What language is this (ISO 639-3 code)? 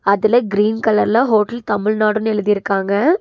tam